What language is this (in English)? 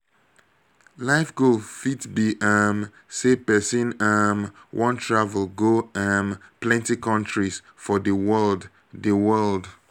Nigerian Pidgin